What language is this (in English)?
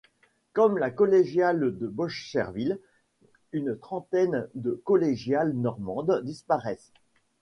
French